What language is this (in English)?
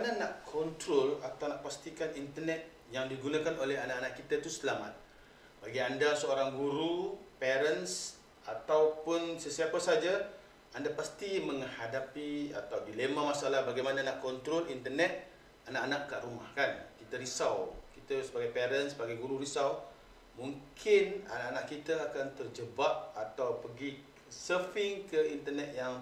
Malay